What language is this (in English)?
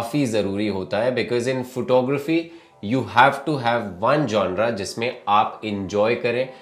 Hindi